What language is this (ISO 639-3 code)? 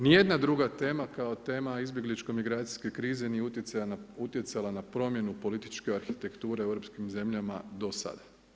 hrv